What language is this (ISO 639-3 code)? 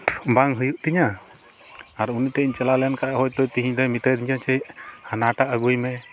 sat